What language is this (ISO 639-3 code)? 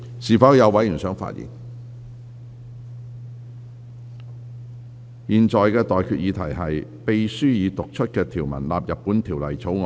yue